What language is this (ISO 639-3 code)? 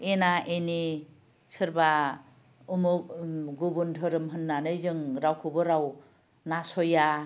brx